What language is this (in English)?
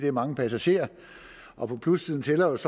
Danish